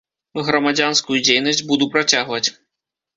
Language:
Belarusian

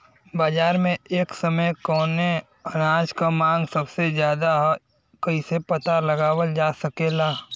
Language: Bhojpuri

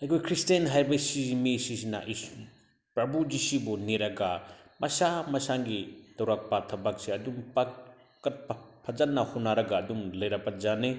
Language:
Manipuri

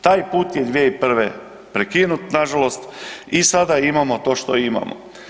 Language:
Croatian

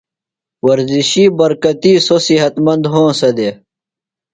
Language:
Phalura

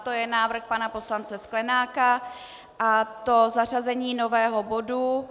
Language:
Czech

